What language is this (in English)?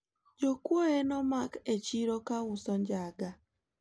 Luo (Kenya and Tanzania)